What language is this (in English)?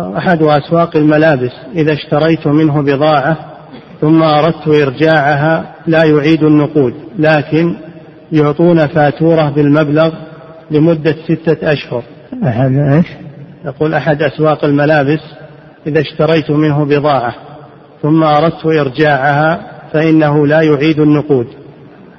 Arabic